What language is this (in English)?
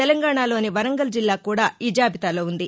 Telugu